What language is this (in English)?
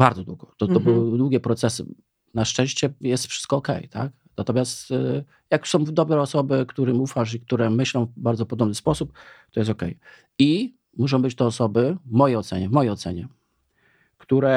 Polish